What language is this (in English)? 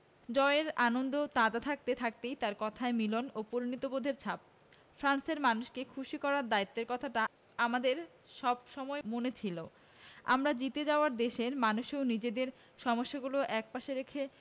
Bangla